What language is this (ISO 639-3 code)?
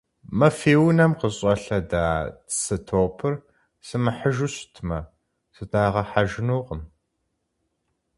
kbd